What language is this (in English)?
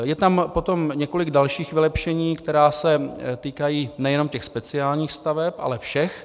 Czech